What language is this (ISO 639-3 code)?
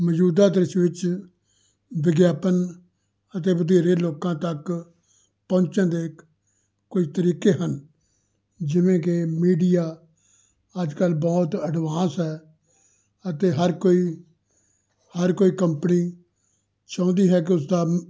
pan